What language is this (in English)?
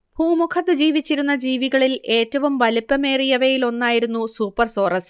Malayalam